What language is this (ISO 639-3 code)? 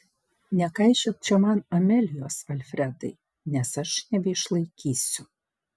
lit